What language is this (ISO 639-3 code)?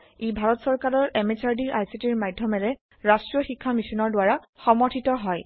asm